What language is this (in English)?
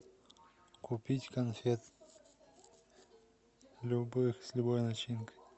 Russian